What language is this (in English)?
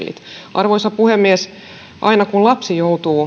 Finnish